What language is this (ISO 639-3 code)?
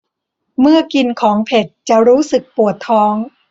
tha